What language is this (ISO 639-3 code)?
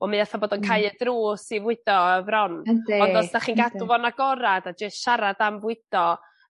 cym